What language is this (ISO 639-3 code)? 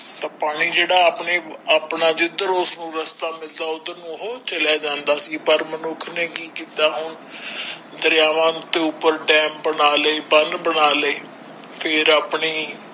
pan